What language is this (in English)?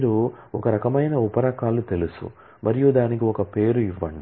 Telugu